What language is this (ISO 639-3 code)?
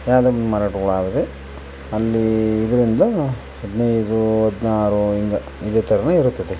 kan